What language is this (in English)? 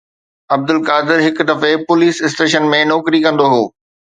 Sindhi